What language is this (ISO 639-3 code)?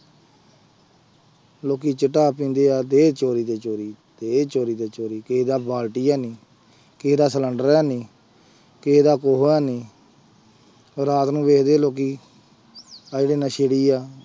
pan